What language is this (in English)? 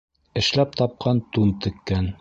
Bashkir